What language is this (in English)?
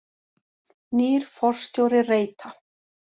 Icelandic